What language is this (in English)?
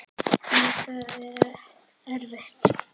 Icelandic